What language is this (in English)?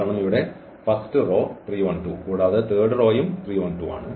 Malayalam